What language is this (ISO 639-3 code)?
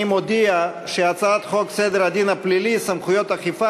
heb